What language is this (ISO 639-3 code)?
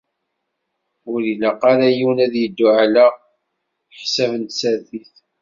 kab